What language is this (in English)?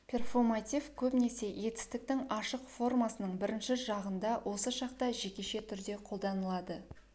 Kazakh